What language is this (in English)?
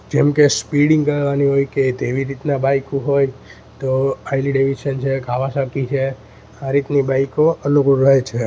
Gujarati